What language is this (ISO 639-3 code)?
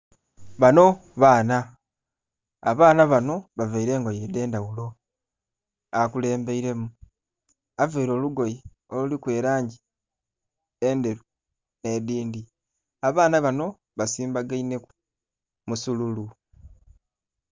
xog